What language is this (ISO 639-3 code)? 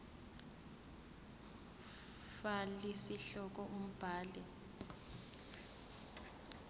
zul